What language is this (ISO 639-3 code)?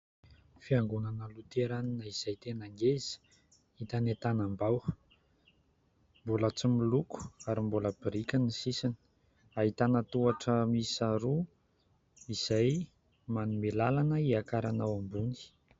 mlg